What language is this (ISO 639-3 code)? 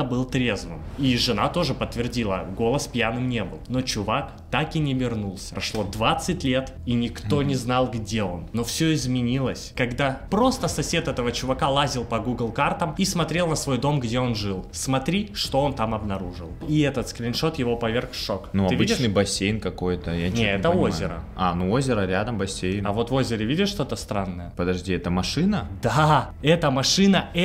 rus